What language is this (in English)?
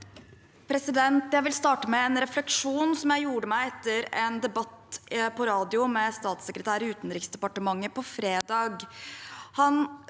Norwegian